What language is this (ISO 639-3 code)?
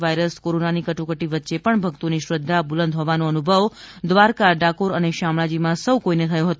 guj